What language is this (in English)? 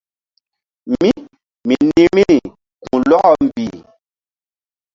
Mbum